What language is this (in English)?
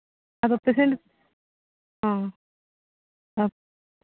Santali